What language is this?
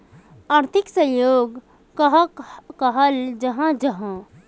Magahi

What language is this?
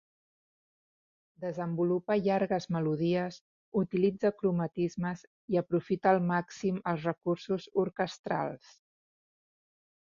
Catalan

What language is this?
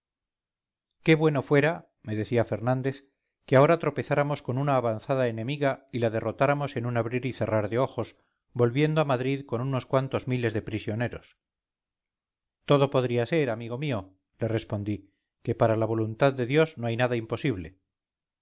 Spanish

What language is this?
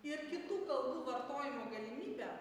Lithuanian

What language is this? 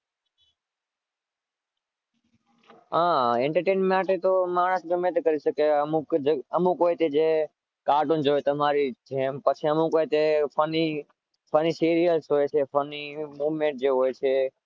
Gujarati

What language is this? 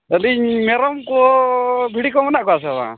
Santali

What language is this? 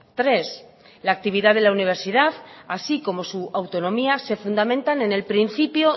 Spanish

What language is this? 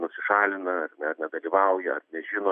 Lithuanian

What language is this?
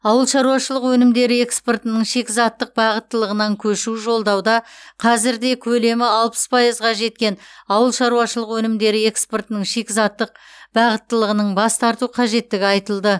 Kazakh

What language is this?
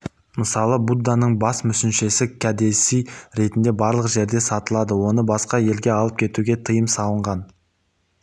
Kazakh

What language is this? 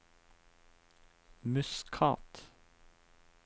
Norwegian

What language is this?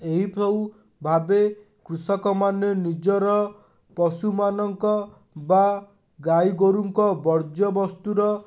Odia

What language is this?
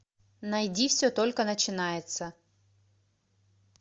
Russian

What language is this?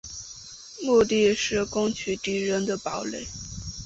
Chinese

